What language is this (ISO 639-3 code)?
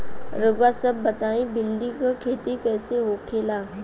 bho